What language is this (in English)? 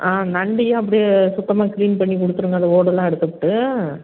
Tamil